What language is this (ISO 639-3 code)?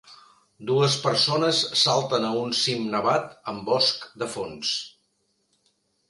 cat